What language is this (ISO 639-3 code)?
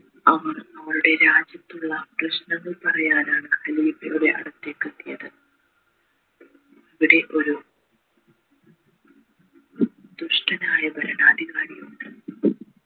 mal